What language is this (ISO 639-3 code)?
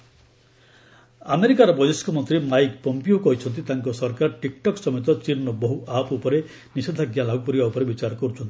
ori